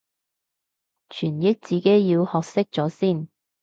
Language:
Cantonese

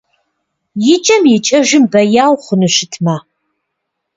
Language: Kabardian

